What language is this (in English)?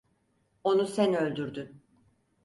Turkish